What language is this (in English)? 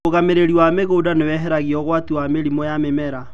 Kikuyu